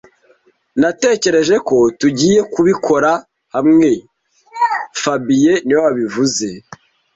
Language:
Kinyarwanda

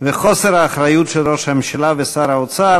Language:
Hebrew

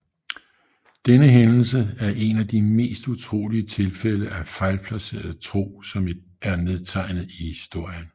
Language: Danish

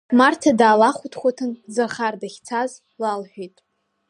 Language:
Abkhazian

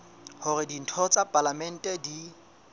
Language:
Southern Sotho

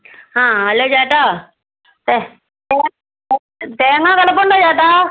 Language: Malayalam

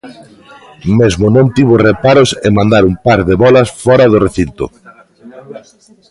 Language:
Galician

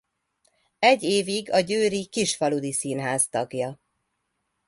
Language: Hungarian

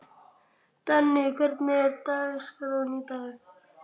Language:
Icelandic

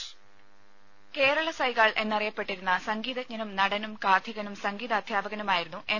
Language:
Malayalam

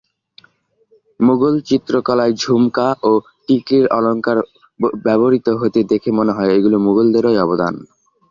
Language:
Bangla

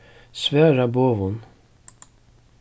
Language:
Faroese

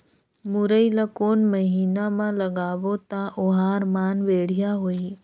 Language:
Chhattisgarhi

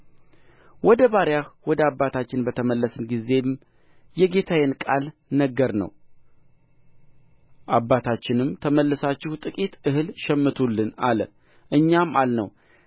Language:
Amharic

